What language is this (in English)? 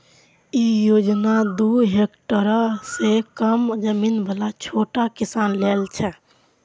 Maithili